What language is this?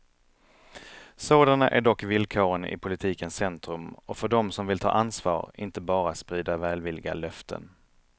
Swedish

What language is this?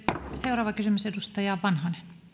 Finnish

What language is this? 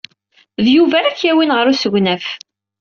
Kabyle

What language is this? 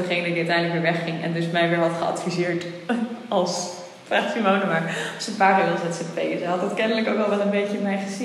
Dutch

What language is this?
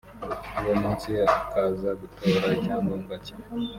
Kinyarwanda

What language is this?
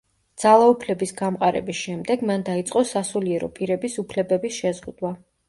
Georgian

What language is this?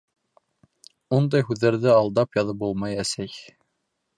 Bashkir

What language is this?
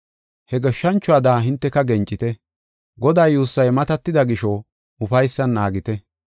Gofa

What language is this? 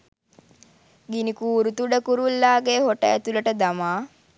Sinhala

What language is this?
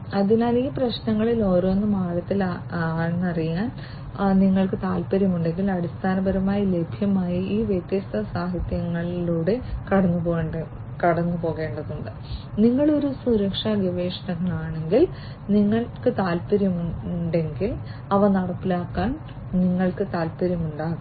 Malayalam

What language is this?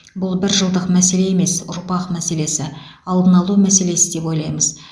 Kazakh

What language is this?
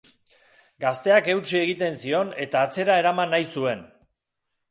Basque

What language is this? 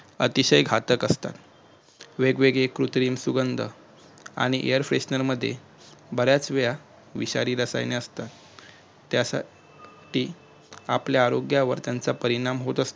Marathi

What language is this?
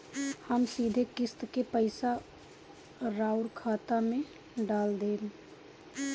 Bhojpuri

